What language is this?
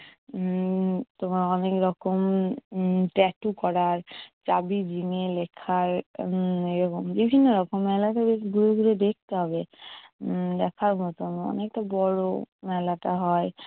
Bangla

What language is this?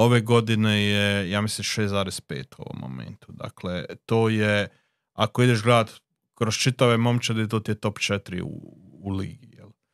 Croatian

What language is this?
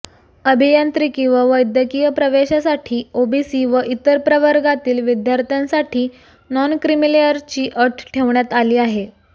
Marathi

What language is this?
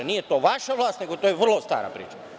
Serbian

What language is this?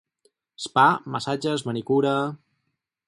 Catalan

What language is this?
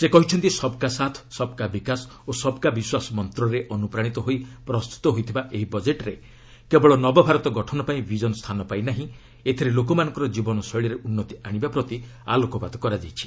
Odia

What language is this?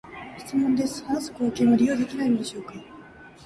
Japanese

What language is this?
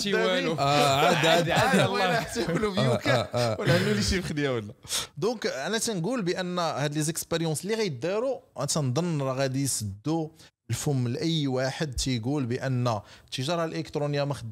Arabic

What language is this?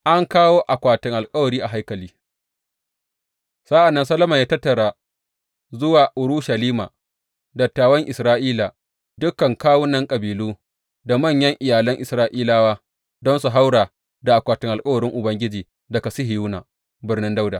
Hausa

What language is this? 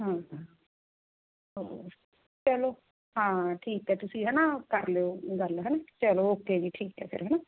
Punjabi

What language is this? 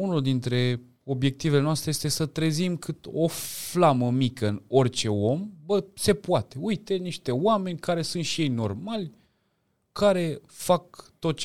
Romanian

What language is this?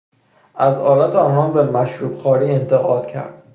Persian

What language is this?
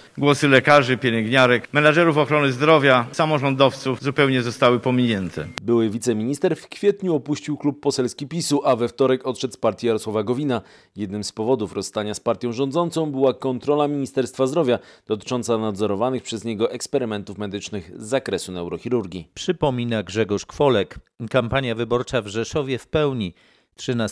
Polish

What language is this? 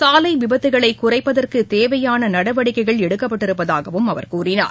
Tamil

